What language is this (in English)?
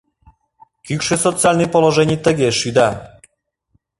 Mari